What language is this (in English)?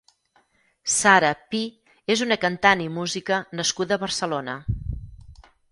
Catalan